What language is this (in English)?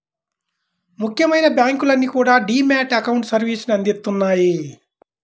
Telugu